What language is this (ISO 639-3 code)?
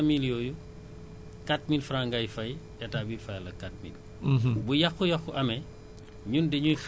wol